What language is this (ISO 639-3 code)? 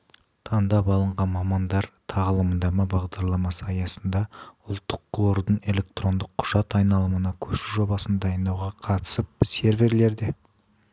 kaz